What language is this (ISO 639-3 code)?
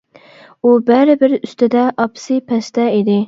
uig